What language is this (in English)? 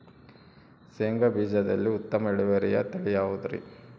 Kannada